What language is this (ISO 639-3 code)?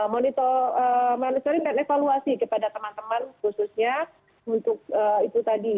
ind